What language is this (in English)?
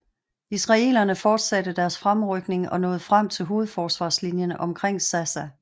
Danish